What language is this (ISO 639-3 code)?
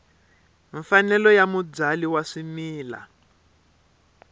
tso